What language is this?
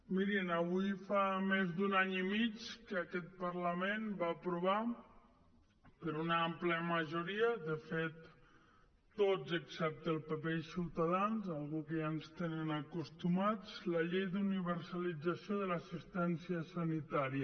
Catalan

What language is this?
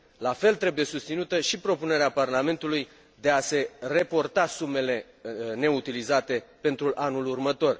Romanian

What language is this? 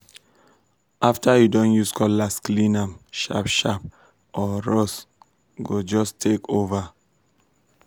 Nigerian Pidgin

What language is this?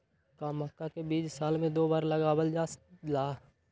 Magahi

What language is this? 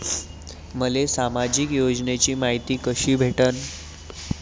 Marathi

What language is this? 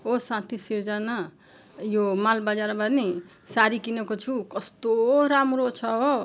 Nepali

